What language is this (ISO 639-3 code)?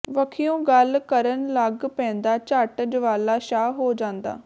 pan